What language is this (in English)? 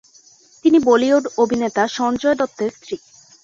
Bangla